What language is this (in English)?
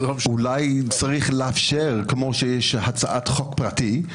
Hebrew